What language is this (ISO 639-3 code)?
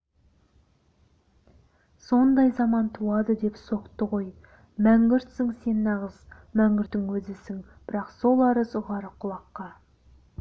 kaz